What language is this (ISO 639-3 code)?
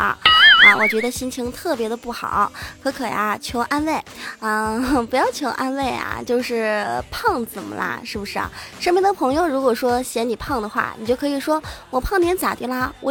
zho